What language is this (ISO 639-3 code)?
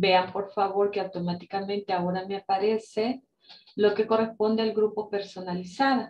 spa